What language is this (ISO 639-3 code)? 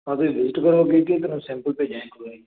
pan